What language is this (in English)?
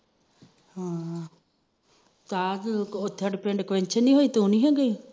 Punjabi